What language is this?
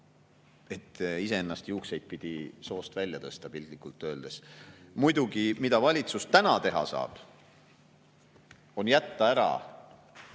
Estonian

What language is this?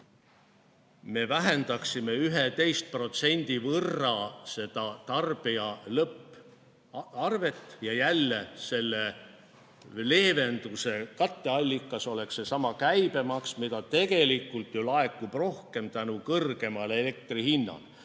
Estonian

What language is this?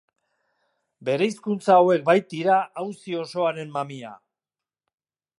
Basque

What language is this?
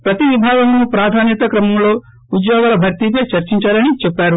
Telugu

